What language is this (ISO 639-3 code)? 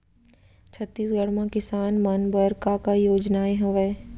hne